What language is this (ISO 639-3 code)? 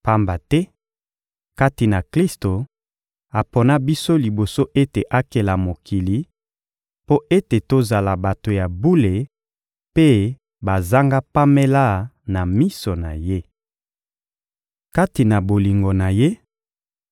lin